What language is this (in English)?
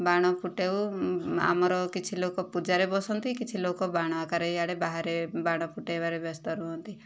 Odia